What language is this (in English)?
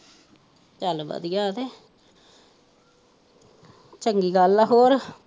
Punjabi